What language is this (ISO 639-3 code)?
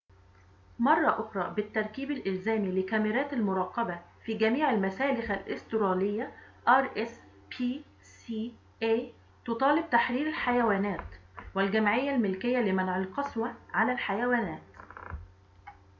ara